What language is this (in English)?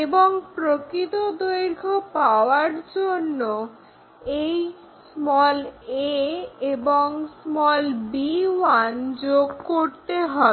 Bangla